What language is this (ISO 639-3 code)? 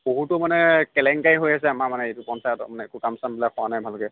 asm